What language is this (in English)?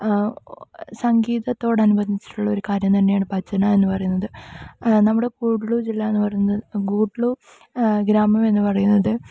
Malayalam